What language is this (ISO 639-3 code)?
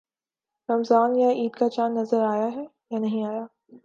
urd